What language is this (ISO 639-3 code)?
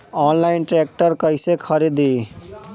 bho